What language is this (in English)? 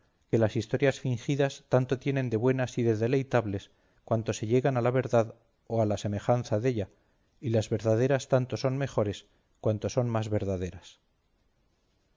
Spanish